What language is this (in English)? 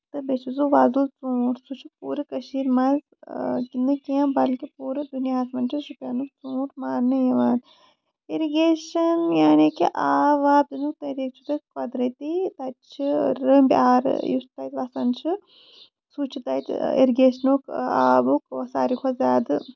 Kashmiri